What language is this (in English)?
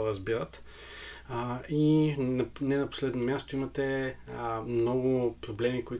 Bulgarian